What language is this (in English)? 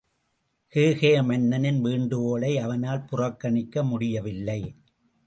Tamil